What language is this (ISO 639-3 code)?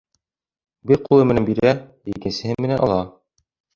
bak